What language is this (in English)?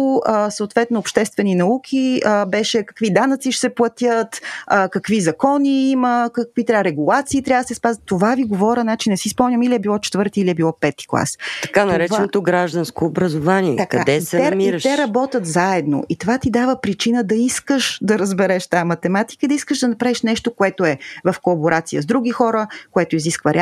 Bulgarian